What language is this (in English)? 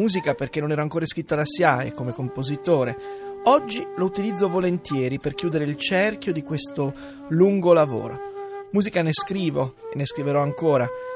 Italian